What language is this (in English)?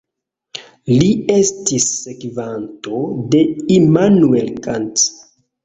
Esperanto